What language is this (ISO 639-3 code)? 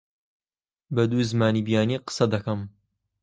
ckb